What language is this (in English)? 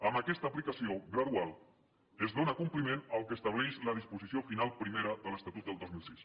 Catalan